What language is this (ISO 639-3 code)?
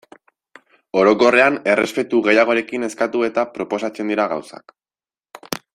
eus